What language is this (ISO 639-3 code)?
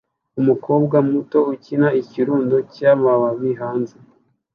kin